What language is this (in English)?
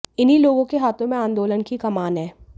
Hindi